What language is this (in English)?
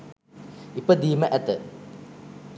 Sinhala